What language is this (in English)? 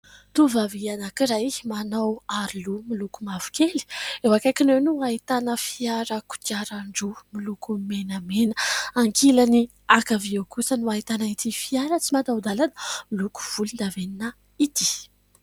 Malagasy